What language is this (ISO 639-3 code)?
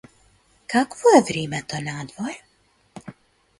mkd